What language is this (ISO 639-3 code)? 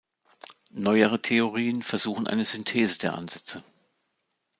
deu